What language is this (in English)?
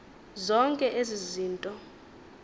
Xhosa